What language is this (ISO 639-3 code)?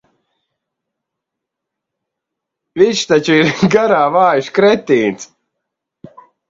lav